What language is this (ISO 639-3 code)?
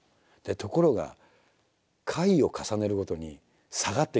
jpn